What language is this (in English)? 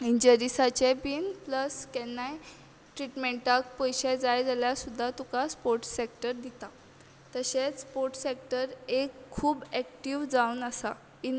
Konkani